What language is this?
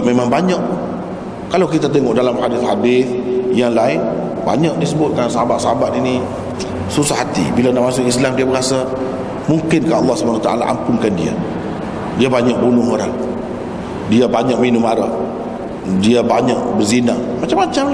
Malay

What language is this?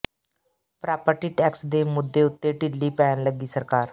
Punjabi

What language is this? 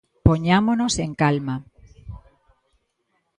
Galician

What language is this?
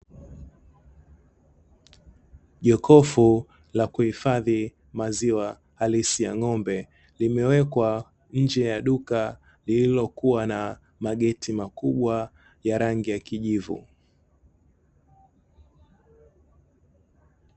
Swahili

